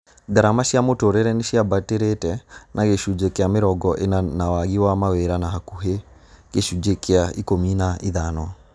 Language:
Kikuyu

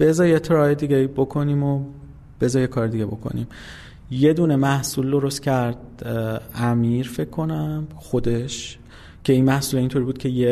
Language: Persian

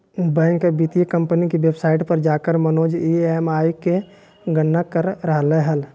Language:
Magahi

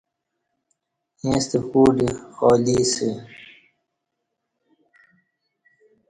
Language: Kati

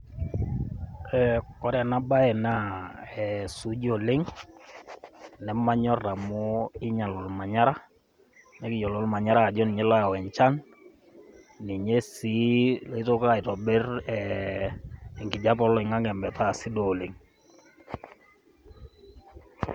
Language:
Masai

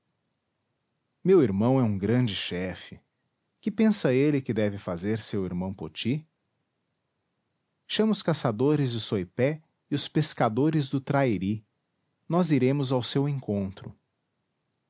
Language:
Portuguese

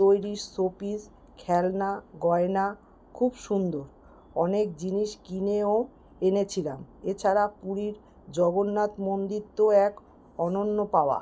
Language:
Bangla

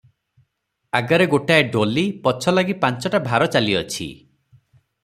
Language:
Odia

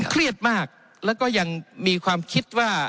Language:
Thai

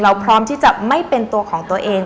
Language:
Thai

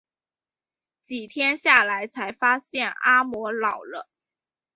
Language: Chinese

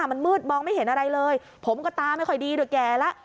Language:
Thai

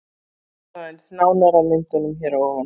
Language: Icelandic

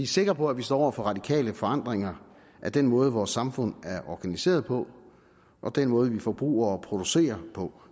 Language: Danish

